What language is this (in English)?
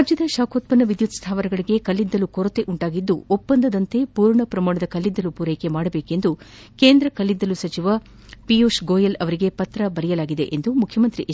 Kannada